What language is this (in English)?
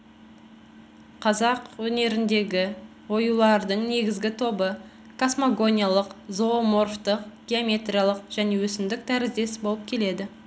Kazakh